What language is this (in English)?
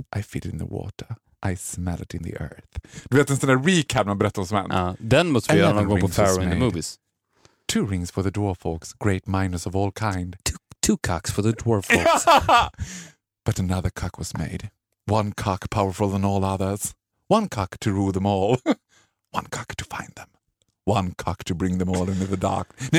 Swedish